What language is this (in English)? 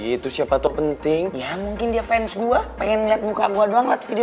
Indonesian